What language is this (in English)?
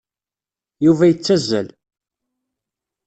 Kabyle